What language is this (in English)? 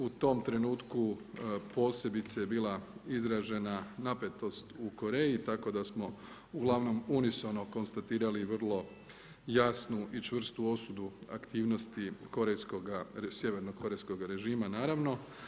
Croatian